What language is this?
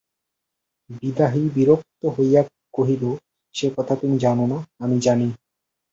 Bangla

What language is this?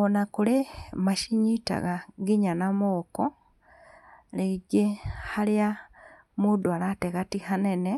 Kikuyu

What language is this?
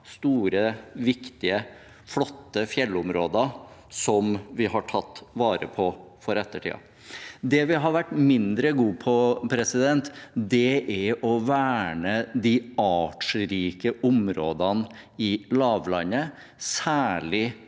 Norwegian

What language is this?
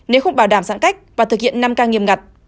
Vietnamese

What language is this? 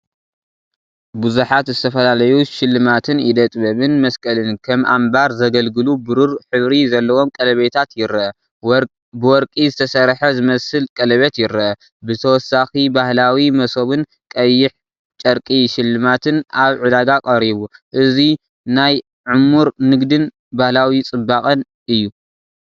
Tigrinya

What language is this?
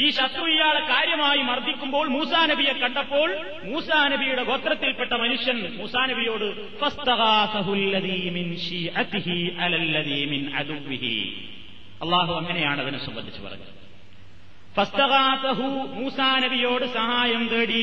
Malayalam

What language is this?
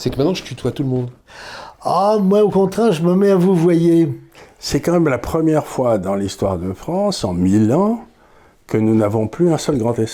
French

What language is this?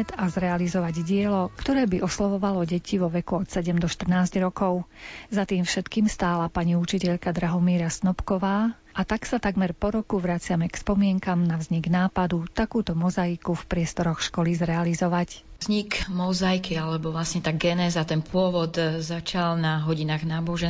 Slovak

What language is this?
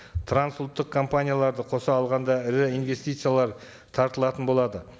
Kazakh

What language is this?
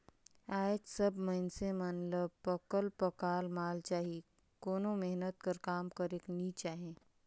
Chhattisgarhi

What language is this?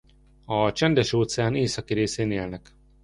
Hungarian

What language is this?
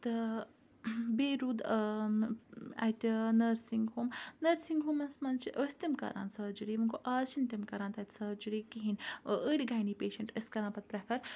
Kashmiri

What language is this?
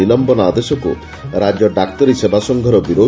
Odia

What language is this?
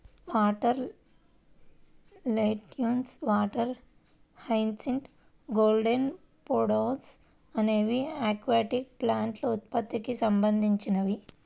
Telugu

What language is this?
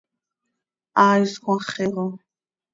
Seri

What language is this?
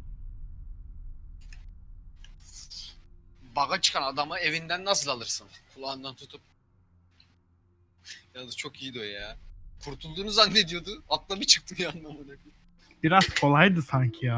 Turkish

